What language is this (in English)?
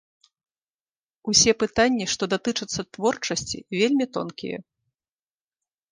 Belarusian